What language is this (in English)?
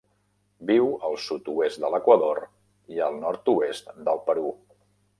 Catalan